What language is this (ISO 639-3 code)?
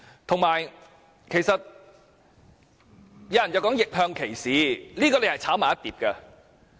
yue